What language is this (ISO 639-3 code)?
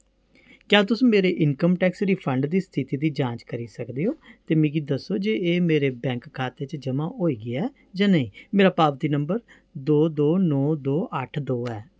doi